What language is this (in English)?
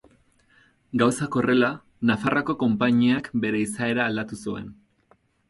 Basque